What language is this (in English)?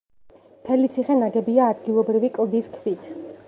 Georgian